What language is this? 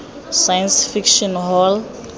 Tswana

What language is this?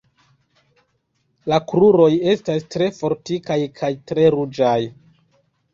Esperanto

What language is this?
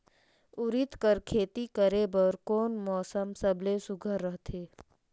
Chhattisgarhi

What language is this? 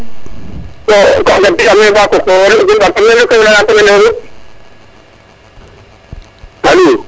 Serer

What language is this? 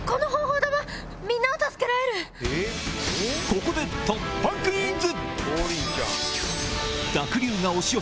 Japanese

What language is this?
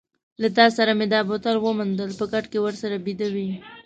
Pashto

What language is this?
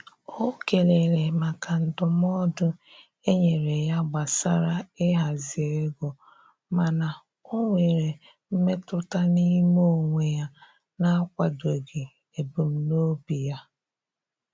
Igbo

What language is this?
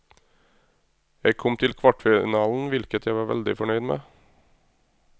Norwegian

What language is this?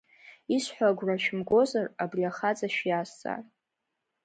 Abkhazian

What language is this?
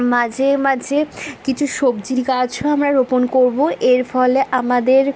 Bangla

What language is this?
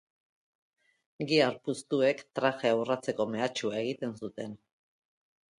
Basque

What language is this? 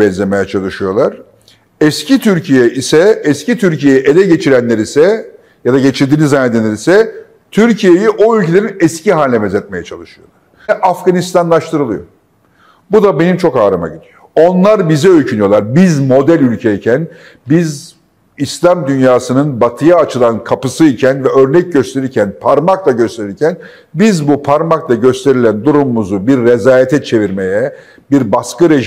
Turkish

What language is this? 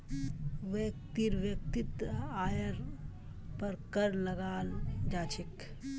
Magahi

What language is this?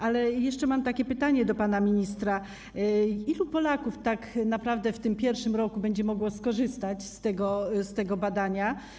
Polish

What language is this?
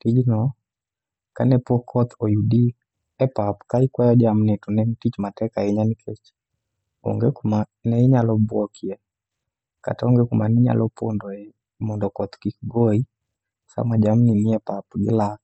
Luo (Kenya and Tanzania)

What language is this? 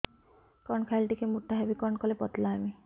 Odia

